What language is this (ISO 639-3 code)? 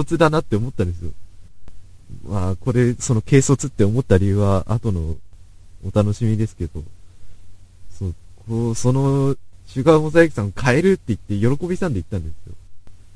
jpn